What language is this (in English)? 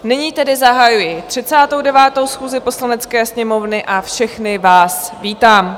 Czech